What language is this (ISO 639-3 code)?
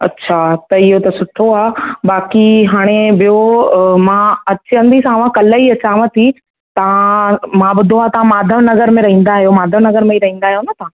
snd